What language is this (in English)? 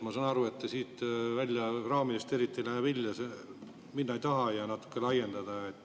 Estonian